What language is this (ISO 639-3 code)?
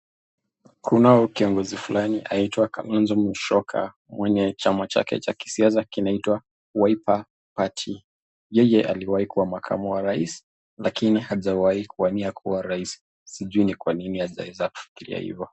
swa